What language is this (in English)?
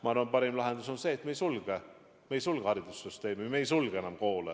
Estonian